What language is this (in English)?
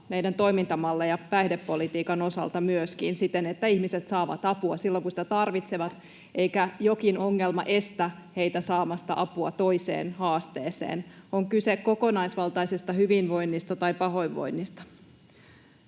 Finnish